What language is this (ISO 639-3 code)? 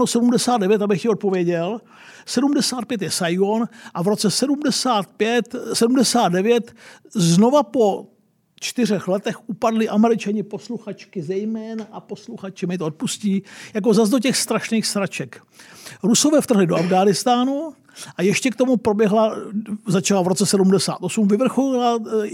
ces